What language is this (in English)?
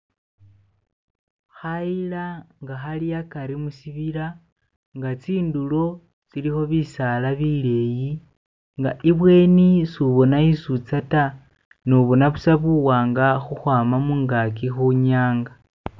Masaaba